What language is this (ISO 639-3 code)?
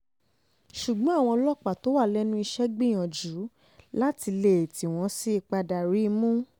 yor